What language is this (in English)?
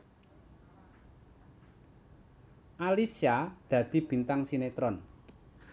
Javanese